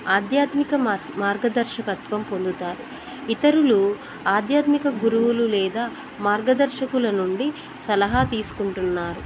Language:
Telugu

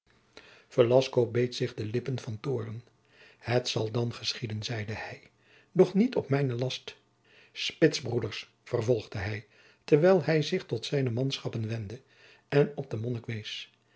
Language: Dutch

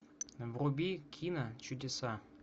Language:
Russian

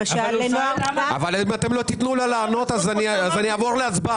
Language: Hebrew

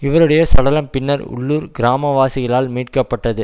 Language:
Tamil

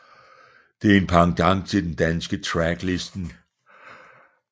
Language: Danish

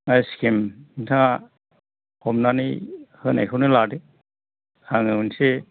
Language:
Bodo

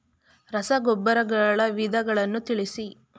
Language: Kannada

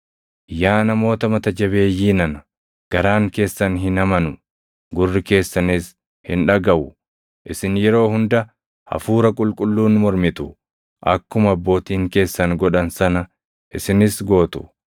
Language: Oromo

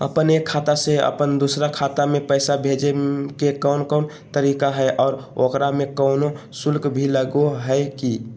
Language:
Magahi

